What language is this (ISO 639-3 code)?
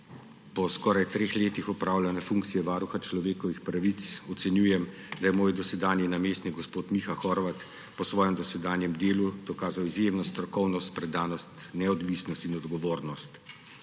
slv